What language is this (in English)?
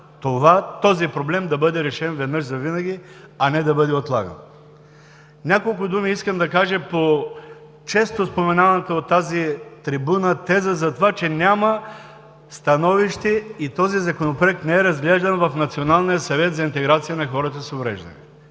Bulgarian